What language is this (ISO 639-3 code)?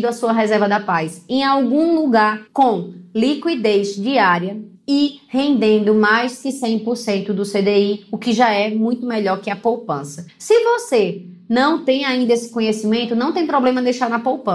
por